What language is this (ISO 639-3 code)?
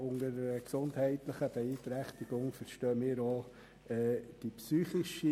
gsw